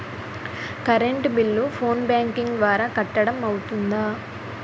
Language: Telugu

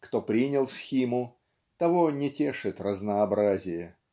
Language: Russian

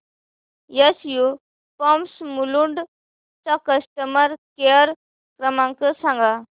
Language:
Marathi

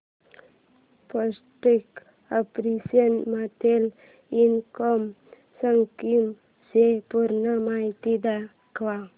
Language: Marathi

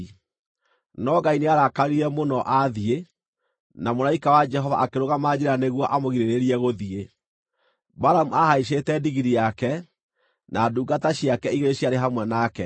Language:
Kikuyu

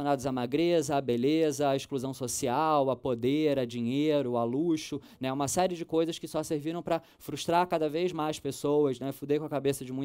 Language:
Portuguese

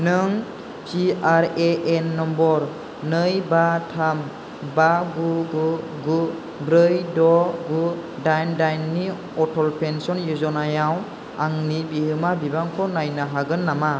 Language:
Bodo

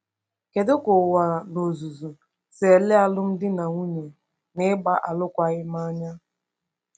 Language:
Igbo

